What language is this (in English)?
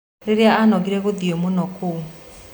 Kikuyu